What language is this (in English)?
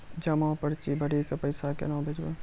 Maithili